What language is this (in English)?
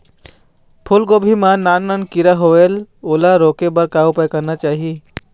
Chhattisgarhi